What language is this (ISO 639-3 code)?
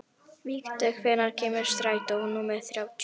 isl